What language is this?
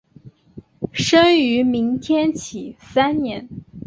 Chinese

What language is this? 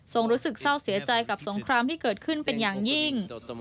Thai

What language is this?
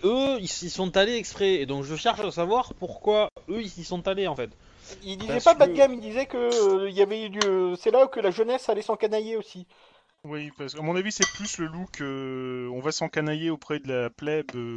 French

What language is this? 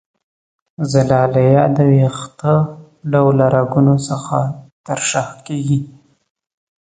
Pashto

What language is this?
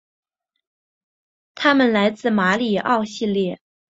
Chinese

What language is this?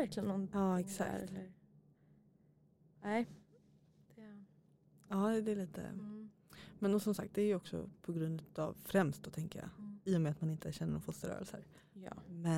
Swedish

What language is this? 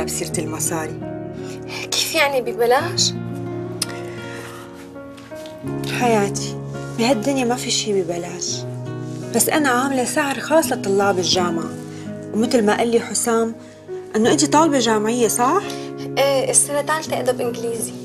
Arabic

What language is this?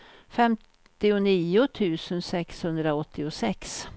Swedish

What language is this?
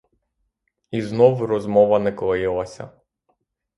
Ukrainian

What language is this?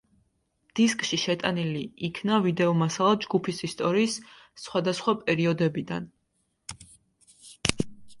Georgian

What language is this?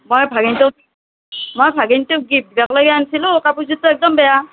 Assamese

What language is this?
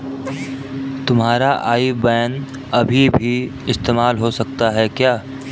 Hindi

